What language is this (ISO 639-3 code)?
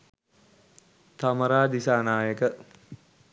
sin